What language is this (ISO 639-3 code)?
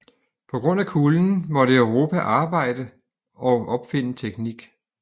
dan